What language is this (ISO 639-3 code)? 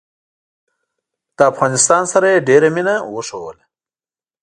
pus